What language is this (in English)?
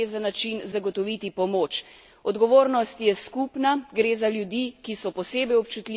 Slovenian